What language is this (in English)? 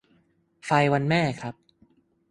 Thai